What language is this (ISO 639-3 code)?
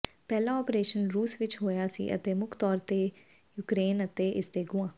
pan